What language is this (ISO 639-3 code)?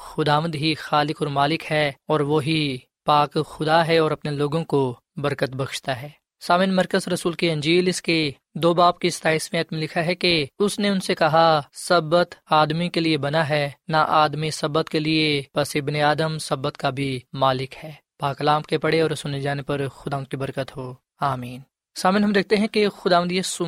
urd